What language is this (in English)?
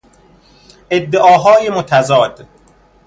Persian